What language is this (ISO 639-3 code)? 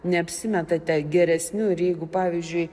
lit